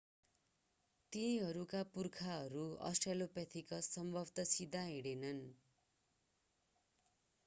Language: Nepali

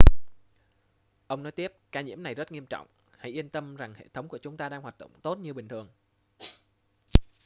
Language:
Vietnamese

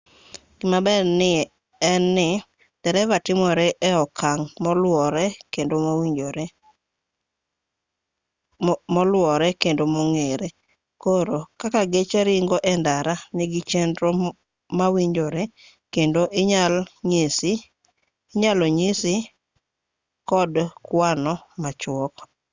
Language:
Luo (Kenya and Tanzania)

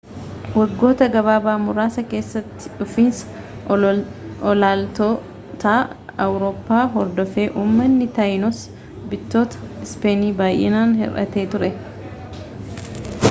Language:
Oromo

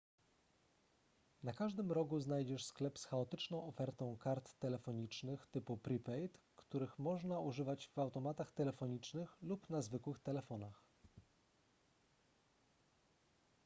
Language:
Polish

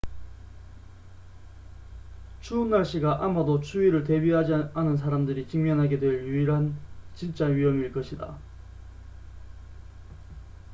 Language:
Korean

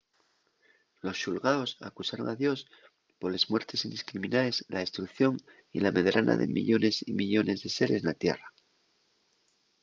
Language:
Asturian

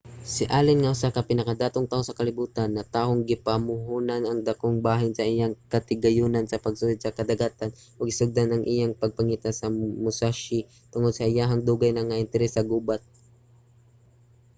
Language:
Cebuano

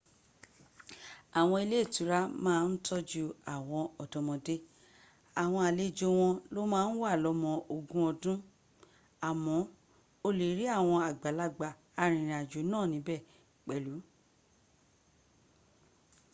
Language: Yoruba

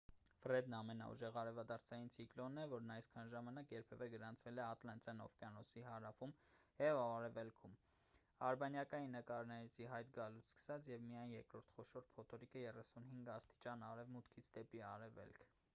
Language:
Armenian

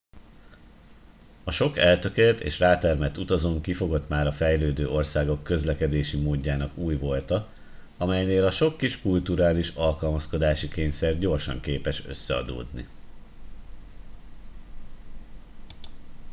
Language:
Hungarian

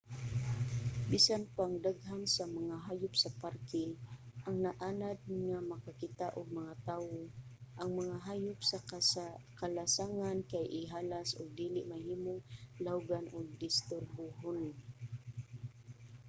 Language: Cebuano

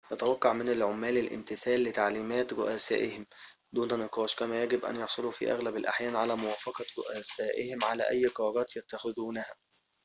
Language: Arabic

